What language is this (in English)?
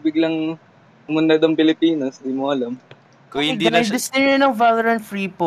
Filipino